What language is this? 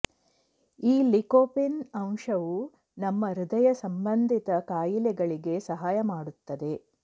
Kannada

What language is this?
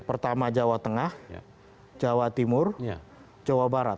Indonesian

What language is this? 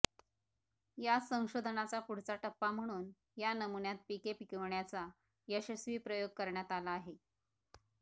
Marathi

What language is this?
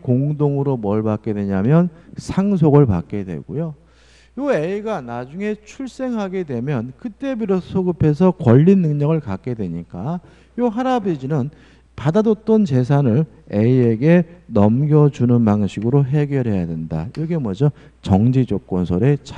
Korean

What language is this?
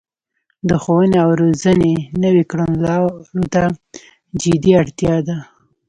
Pashto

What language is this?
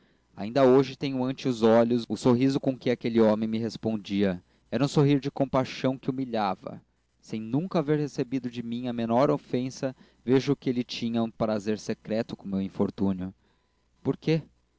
Portuguese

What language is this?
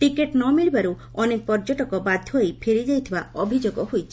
Odia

